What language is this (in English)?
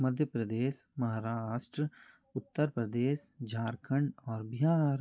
Hindi